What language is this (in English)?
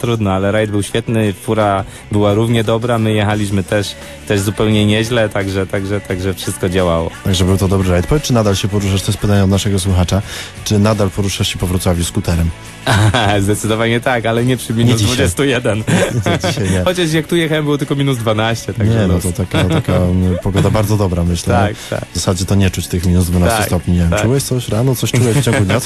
Polish